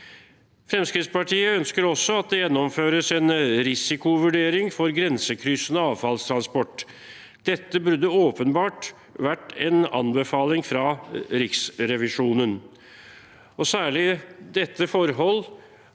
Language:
Norwegian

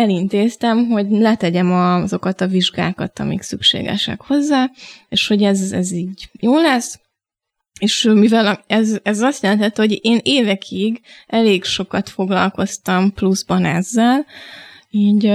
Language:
Hungarian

